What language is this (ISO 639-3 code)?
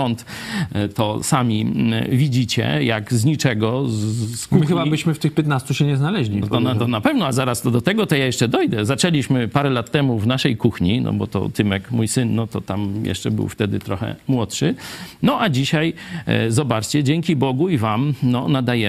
pol